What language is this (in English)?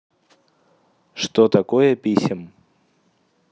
Russian